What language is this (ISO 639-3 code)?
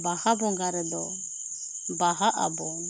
sat